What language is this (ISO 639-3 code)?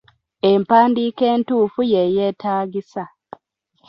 lug